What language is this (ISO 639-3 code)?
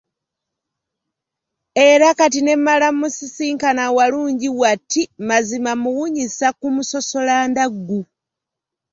lug